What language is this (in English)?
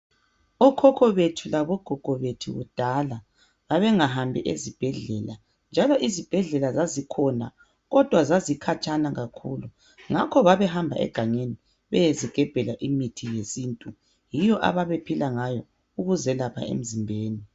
North Ndebele